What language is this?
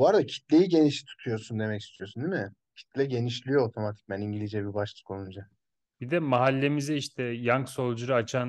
Turkish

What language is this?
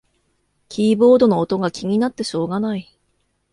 Japanese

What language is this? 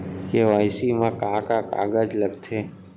Chhattisgarhi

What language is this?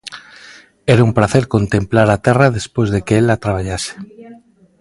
Galician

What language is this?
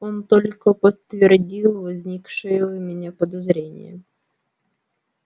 Russian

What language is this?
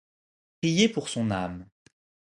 French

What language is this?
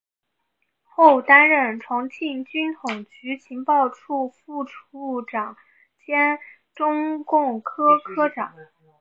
Chinese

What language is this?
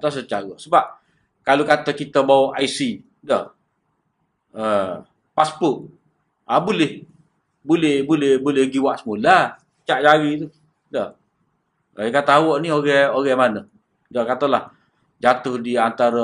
Malay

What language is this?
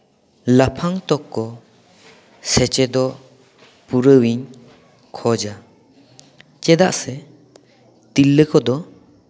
Santali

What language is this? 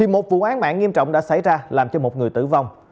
Vietnamese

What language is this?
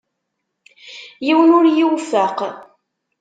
Kabyle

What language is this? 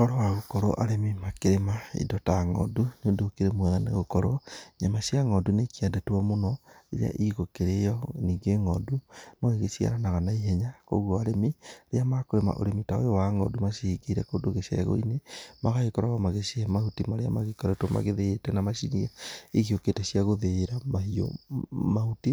Kikuyu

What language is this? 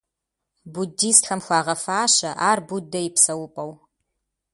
Kabardian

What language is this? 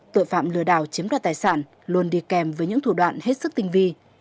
Vietnamese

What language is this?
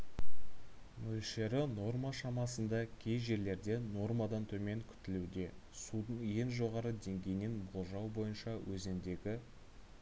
Kazakh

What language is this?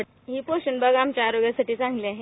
Marathi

